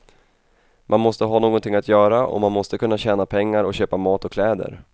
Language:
Swedish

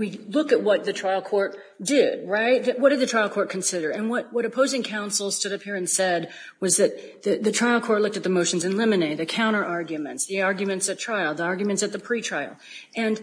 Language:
English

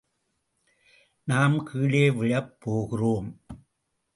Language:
Tamil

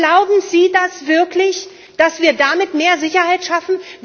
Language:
German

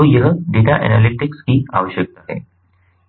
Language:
Hindi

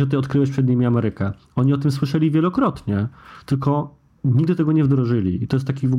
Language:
Polish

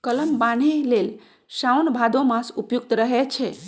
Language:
Magahi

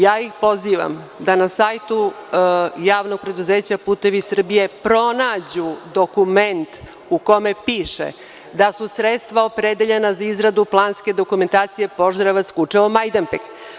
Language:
Serbian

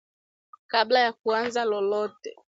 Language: Swahili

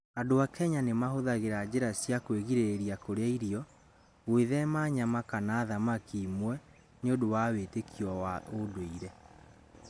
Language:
Kikuyu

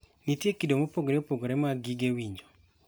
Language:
Luo (Kenya and Tanzania)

